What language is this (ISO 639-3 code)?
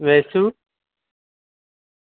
guj